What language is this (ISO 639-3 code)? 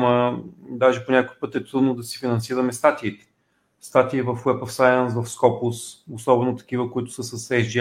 bul